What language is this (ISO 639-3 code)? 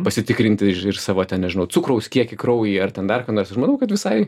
lit